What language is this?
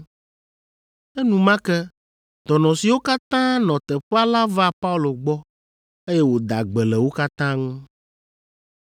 Ewe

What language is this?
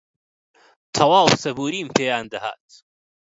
Central Kurdish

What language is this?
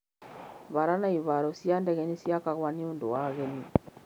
Kikuyu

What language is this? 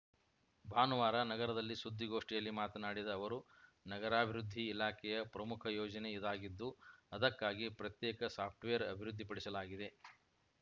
Kannada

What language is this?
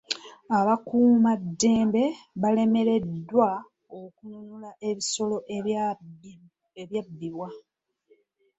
Ganda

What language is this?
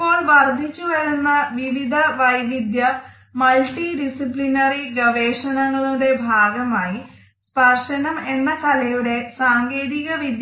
Malayalam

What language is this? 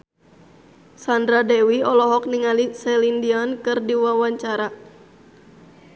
Sundanese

